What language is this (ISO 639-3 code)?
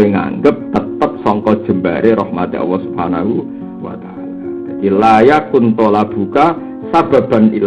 ind